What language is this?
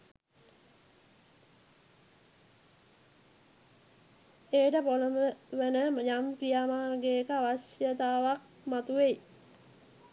Sinhala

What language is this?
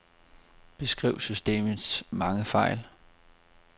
Danish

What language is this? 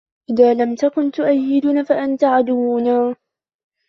Arabic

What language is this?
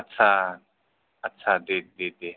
Bodo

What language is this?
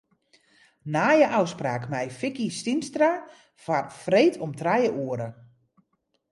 Western Frisian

